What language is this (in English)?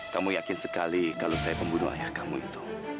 Indonesian